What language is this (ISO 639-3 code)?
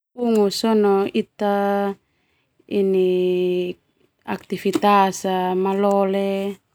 twu